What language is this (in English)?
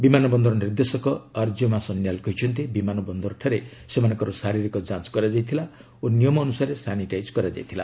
Odia